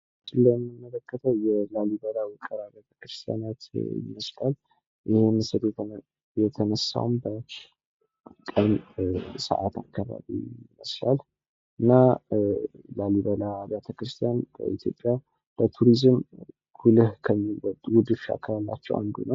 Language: Amharic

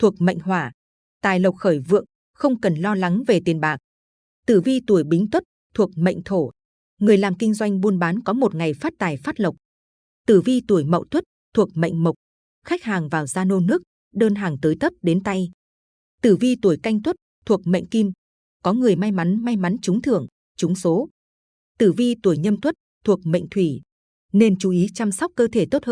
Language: Vietnamese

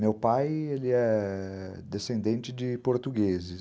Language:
Portuguese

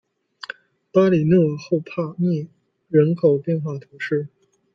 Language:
Chinese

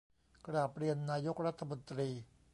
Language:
Thai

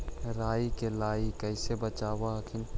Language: Magahi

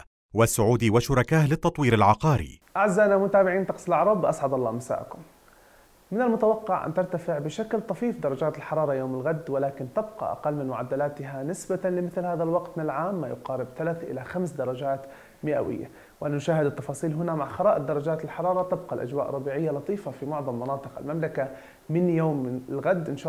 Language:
Arabic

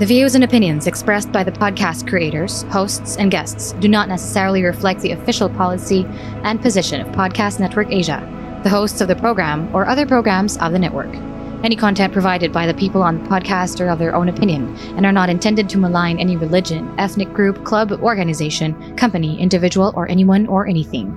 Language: Filipino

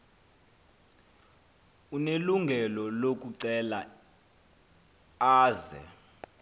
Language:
Xhosa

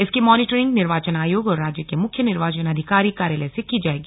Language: Hindi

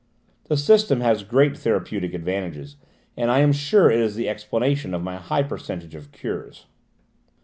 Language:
English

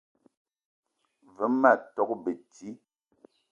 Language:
Eton (Cameroon)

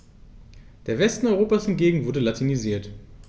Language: German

